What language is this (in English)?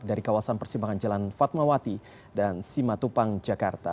Indonesian